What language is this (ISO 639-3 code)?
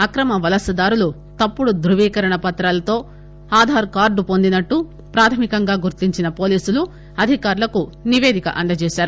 tel